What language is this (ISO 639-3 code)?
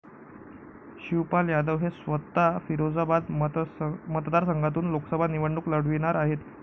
mar